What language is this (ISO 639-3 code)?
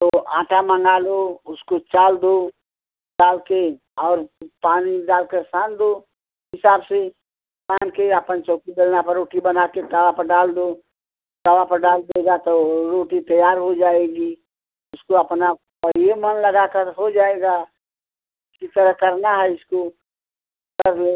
hin